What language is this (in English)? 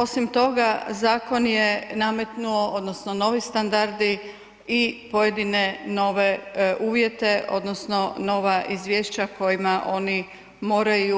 Croatian